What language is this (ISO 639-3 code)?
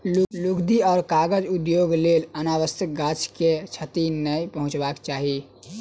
mai